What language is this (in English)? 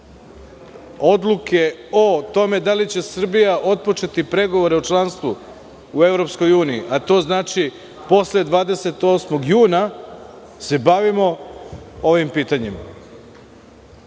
Serbian